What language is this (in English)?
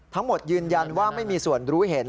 Thai